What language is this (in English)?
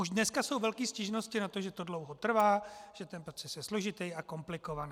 Czech